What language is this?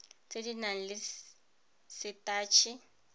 Tswana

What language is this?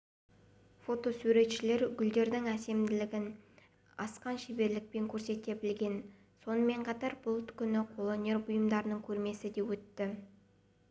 Kazakh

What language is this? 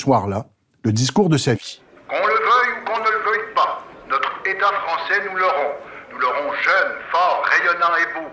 French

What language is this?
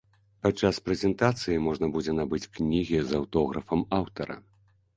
Belarusian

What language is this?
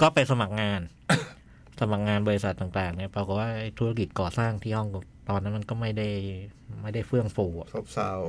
Thai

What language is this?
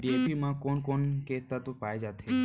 Chhattisgarhi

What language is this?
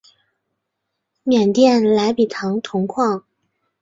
Chinese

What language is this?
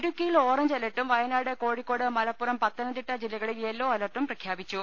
Malayalam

